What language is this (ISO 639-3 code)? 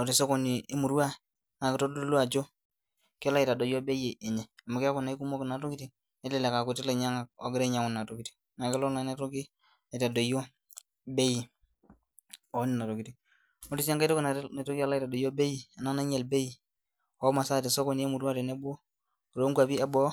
mas